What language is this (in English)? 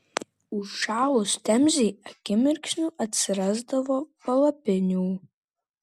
Lithuanian